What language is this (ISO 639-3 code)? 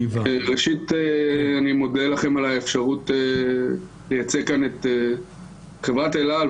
heb